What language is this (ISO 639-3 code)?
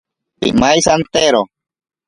prq